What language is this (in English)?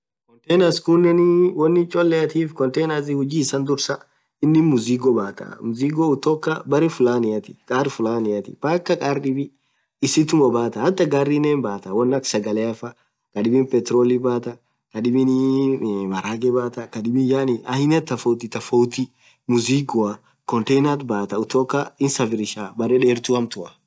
Orma